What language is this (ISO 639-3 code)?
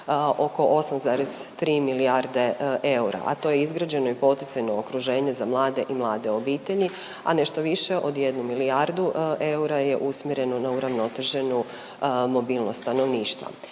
hrv